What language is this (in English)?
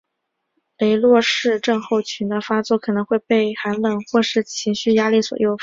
Chinese